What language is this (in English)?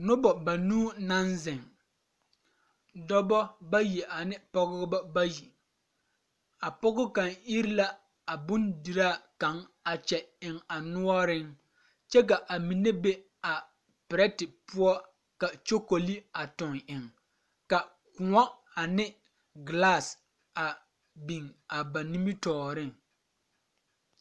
Southern Dagaare